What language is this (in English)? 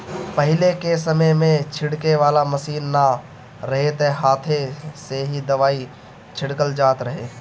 Bhojpuri